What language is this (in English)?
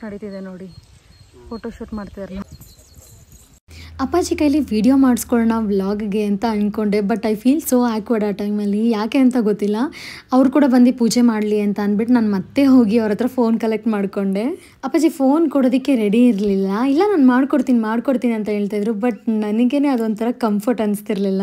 Kannada